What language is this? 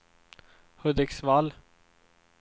Swedish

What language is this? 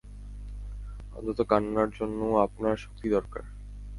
Bangla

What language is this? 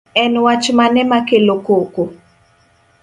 Luo (Kenya and Tanzania)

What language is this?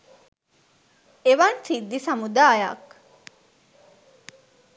Sinhala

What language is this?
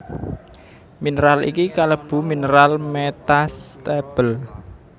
Javanese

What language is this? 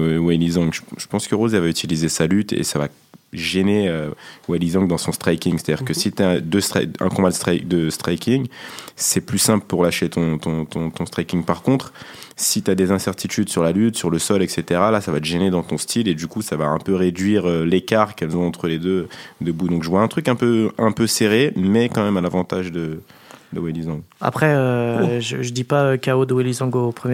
French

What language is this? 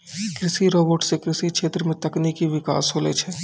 Maithili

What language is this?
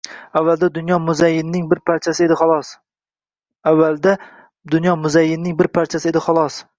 Uzbek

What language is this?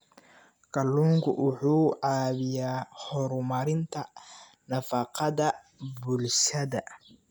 Somali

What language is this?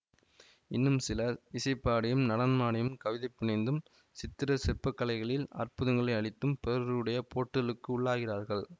Tamil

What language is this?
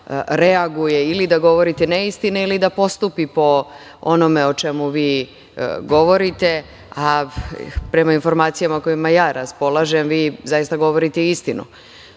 Serbian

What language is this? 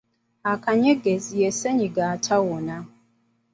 Ganda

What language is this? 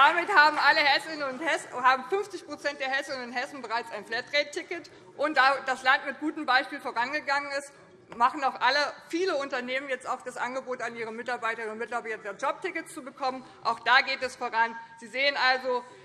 German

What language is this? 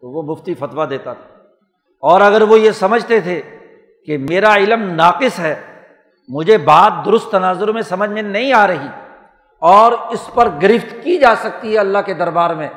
Urdu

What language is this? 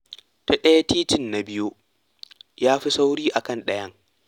Hausa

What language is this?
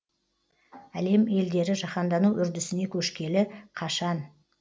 Kazakh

